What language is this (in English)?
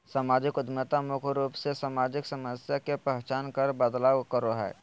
Magahi